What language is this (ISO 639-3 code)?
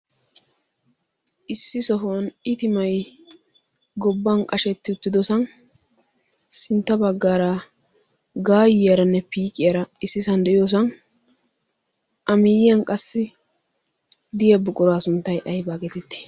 wal